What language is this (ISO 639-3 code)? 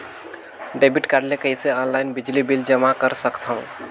hne